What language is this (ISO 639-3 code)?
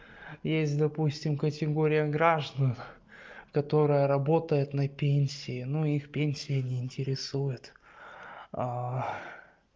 rus